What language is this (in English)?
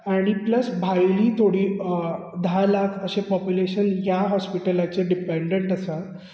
Konkani